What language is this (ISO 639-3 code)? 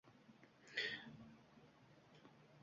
uzb